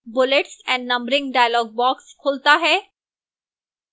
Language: Hindi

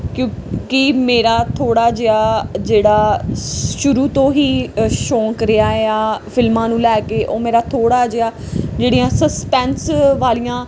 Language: Punjabi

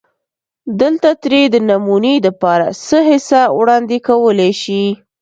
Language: Pashto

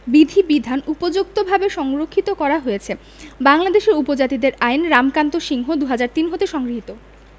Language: Bangla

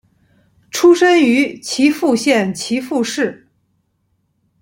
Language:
Chinese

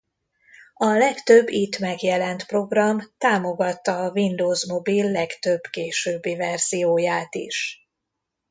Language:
Hungarian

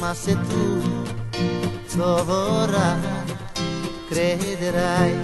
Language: Romanian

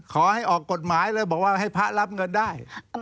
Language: Thai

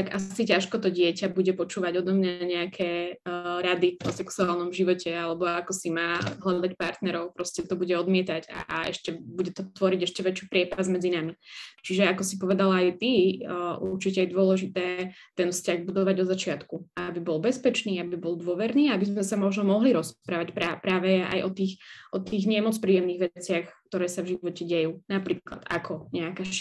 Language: Slovak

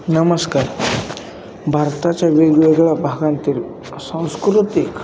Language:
Marathi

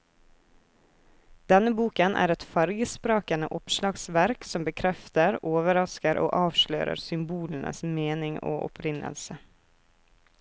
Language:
Norwegian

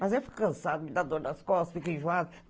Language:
Portuguese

